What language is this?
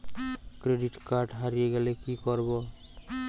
Bangla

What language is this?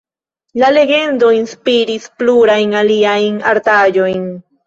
Esperanto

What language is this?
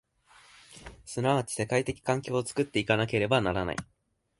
Japanese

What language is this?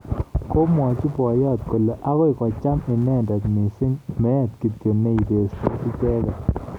Kalenjin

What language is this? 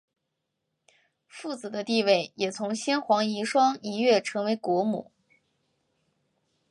Chinese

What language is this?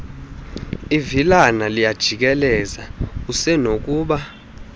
Xhosa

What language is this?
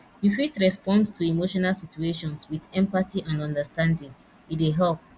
Nigerian Pidgin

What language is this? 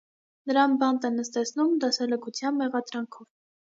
Armenian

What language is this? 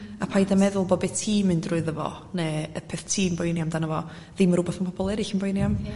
Welsh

